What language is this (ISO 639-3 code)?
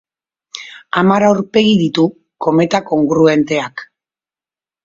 eus